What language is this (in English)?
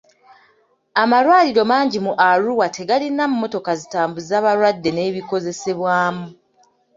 Ganda